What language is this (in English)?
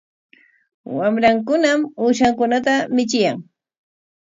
Corongo Ancash Quechua